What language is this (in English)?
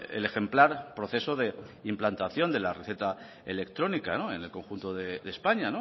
Spanish